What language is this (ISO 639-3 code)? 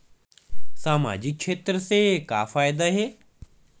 hne